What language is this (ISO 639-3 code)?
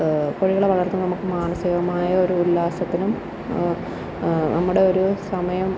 mal